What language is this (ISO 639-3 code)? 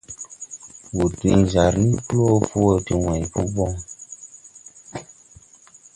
tui